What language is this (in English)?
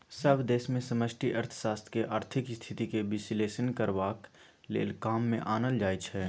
Maithili